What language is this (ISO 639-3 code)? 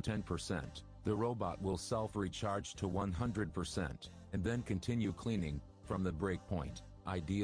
eng